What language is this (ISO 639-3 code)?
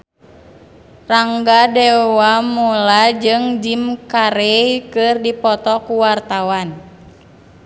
sun